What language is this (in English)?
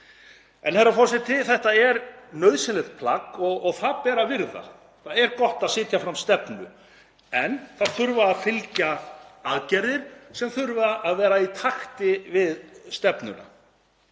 Icelandic